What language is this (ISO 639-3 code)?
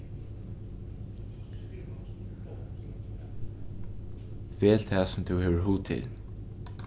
fao